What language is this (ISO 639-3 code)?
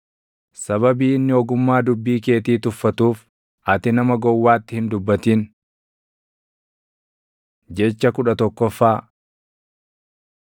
orm